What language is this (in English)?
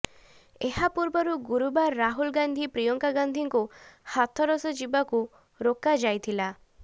Odia